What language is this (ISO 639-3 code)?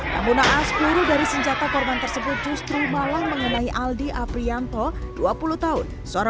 ind